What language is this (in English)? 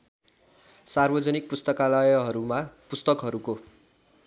Nepali